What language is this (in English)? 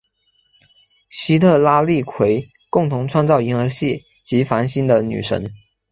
Chinese